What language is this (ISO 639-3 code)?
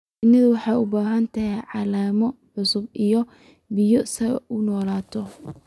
som